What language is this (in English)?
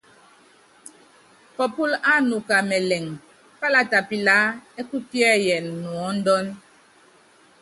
Yangben